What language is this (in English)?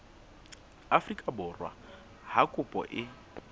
Southern Sotho